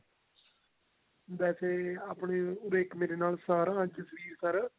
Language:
Punjabi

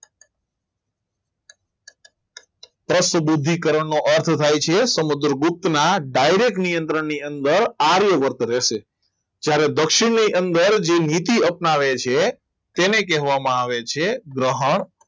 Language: Gujarati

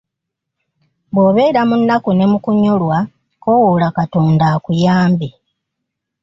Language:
Ganda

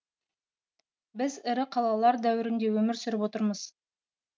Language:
Kazakh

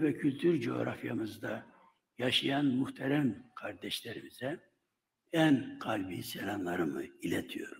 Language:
Turkish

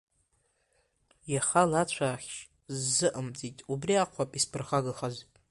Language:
Abkhazian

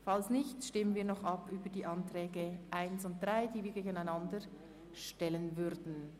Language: Swiss German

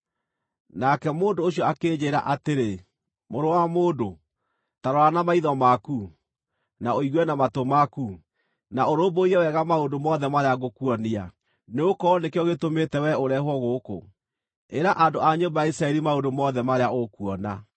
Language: Kikuyu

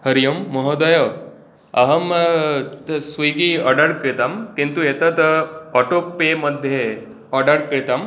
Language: Sanskrit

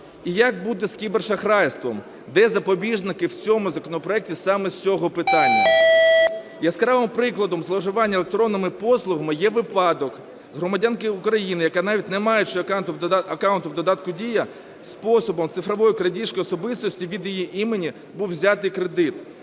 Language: Ukrainian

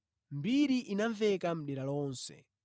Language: Nyanja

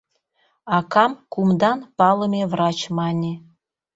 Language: Mari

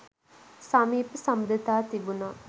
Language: Sinhala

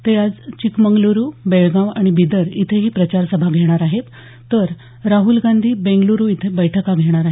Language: Marathi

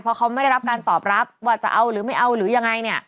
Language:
Thai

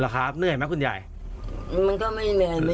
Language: Thai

